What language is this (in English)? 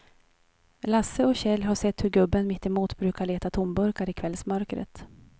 Swedish